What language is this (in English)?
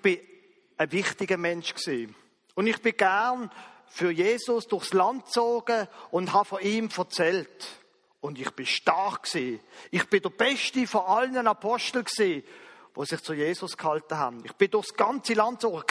German